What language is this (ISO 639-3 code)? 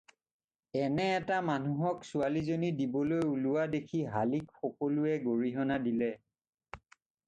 asm